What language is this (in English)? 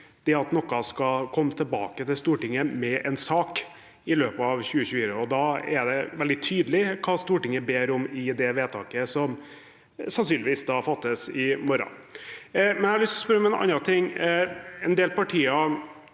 Norwegian